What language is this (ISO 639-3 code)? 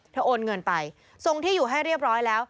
tha